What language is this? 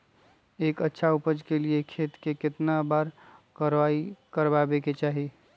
Magahi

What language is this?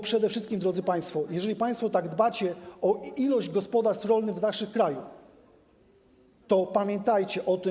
Polish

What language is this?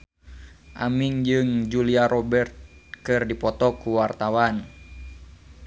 Sundanese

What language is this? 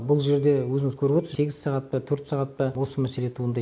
Kazakh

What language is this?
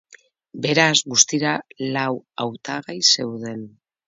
Basque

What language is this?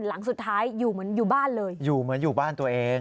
Thai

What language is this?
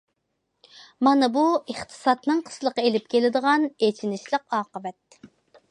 Uyghur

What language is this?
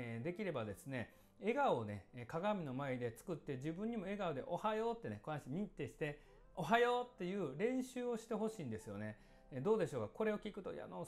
Japanese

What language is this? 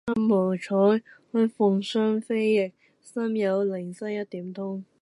Cantonese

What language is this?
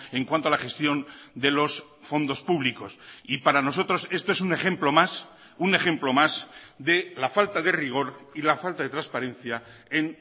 Spanish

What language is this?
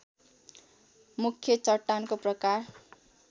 Nepali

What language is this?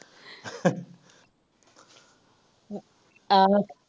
Punjabi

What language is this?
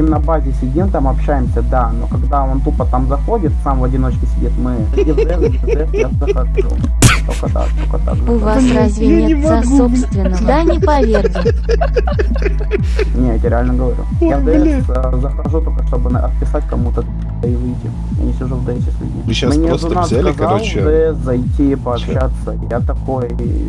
Russian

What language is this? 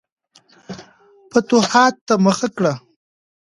Pashto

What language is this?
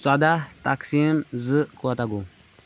Kashmiri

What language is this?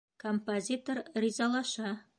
Bashkir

